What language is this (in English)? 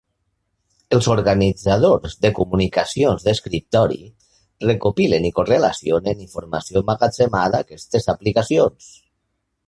Catalan